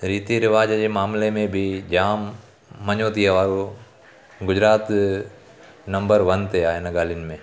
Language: Sindhi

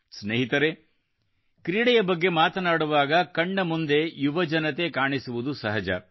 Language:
Kannada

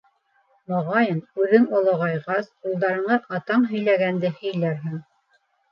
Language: Bashkir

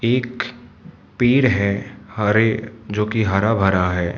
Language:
Hindi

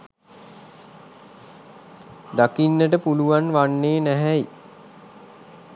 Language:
Sinhala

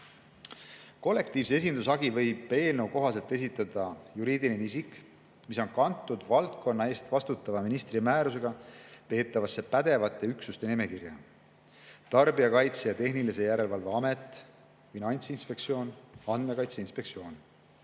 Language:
Estonian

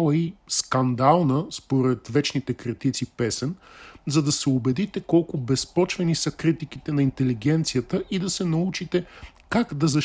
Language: Bulgarian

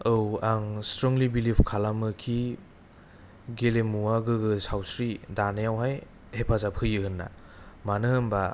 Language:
Bodo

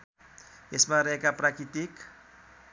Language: Nepali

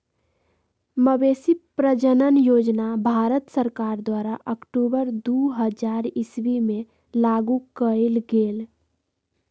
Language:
Magahi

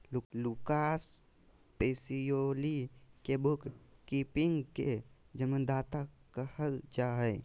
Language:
Magahi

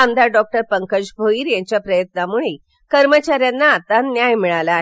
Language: Marathi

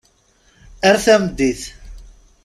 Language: Kabyle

